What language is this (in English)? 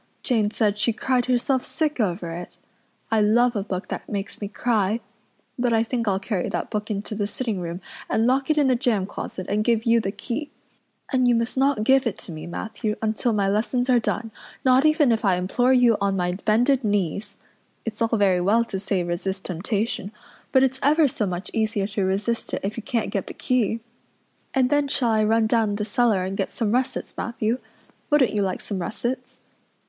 English